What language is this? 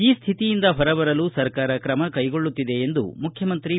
Kannada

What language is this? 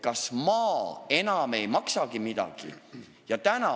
Estonian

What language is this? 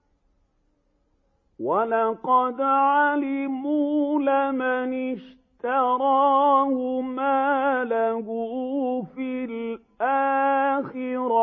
Arabic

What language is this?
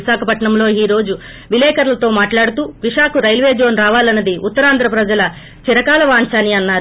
Telugu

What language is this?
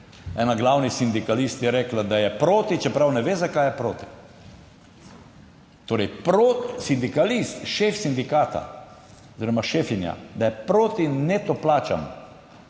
Slovenian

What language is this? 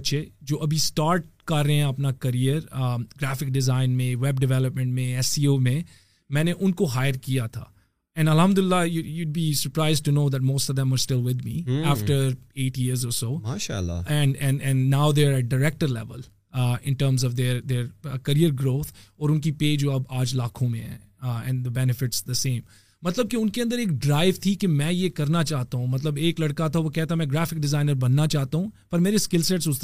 Urdu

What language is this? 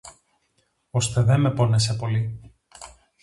Greek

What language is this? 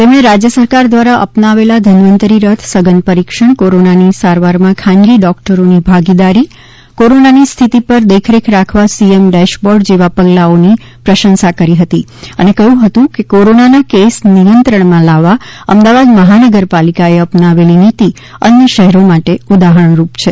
Gujarati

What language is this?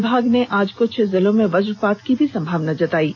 Hindi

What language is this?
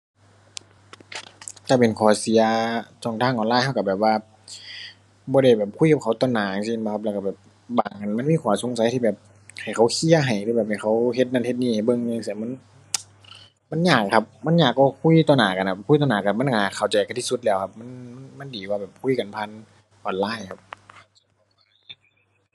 Thai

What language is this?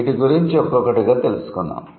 Telugu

